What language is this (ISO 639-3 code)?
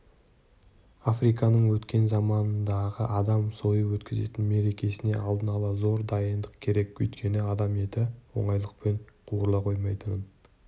kaz